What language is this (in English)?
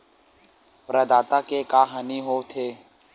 Chhattisgarhi